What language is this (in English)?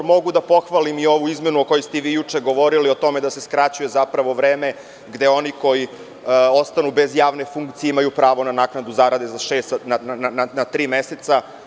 Serbian